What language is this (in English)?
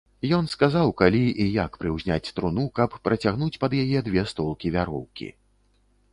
Belarusian